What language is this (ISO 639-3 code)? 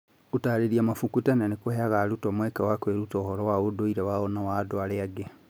kik